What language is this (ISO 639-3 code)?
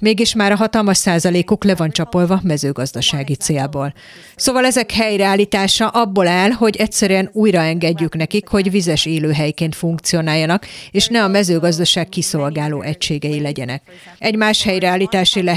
hun